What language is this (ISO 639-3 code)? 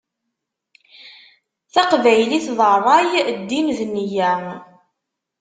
kab